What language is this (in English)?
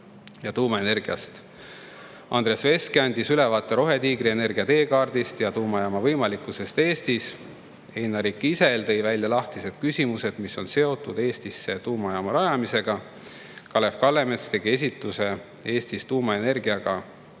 Estonian